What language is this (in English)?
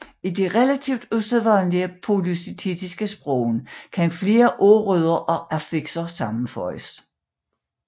Danish